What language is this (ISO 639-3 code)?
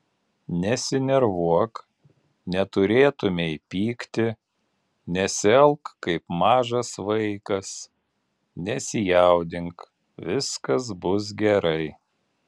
lit